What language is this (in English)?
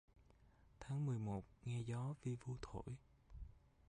Vietnamese